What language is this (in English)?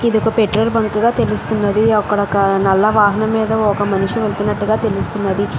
Telugu